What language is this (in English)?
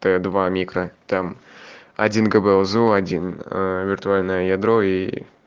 Russian